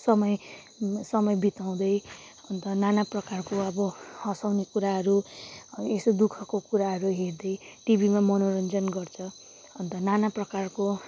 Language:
Nepali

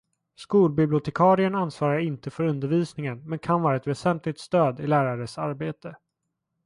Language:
Swedish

